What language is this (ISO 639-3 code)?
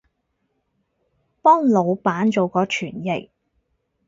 yue